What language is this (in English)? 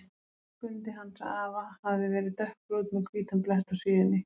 Icelandic